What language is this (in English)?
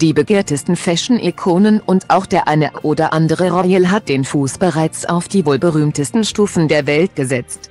German